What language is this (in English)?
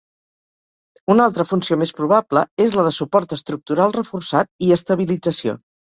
Catalan